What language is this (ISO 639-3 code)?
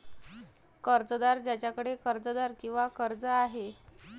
mar